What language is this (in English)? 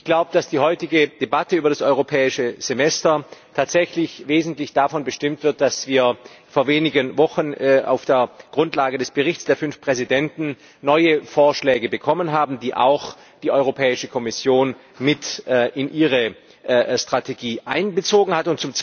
German